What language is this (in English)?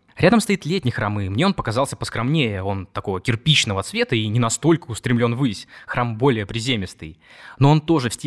Russian